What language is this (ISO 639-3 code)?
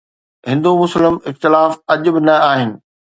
snd